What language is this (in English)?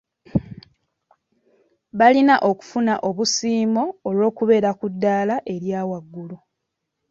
Ganda